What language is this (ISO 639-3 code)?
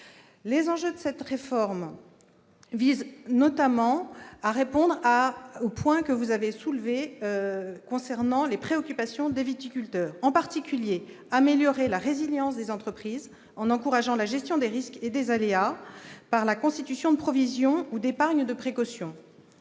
fra